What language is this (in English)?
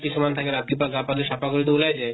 Assamese